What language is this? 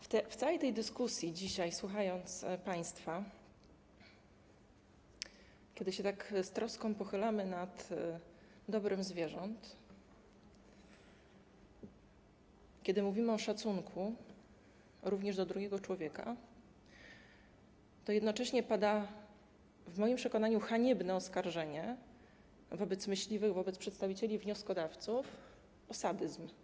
Polish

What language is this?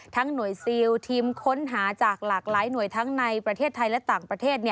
Thai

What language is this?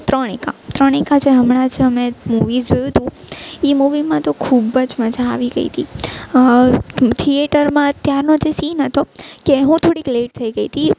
Gujarati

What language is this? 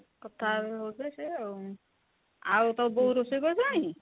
Odia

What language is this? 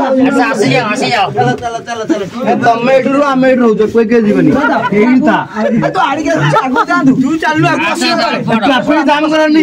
Hindi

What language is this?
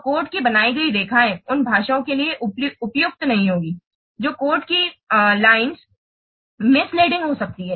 Hindi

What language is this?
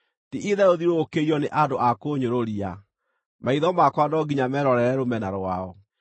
Kikuyu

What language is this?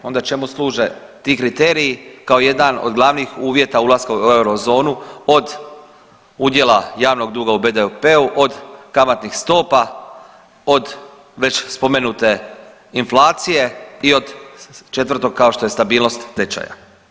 Croatian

